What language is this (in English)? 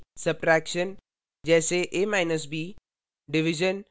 Hindi